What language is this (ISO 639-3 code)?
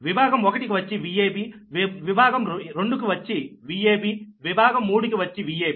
tel